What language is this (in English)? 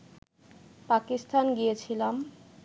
Bangla